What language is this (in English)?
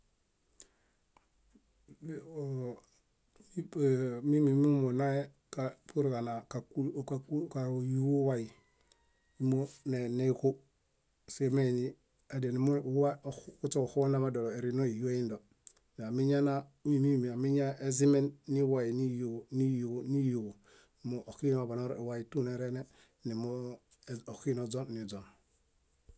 Bayot